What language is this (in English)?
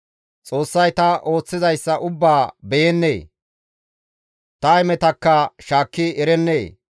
Gamo